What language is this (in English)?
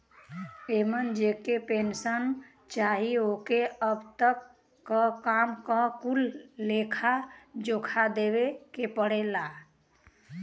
Bhojpuri